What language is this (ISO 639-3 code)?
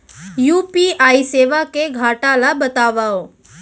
hne